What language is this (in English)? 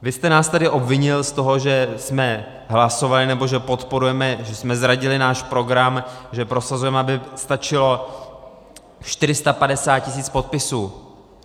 Czech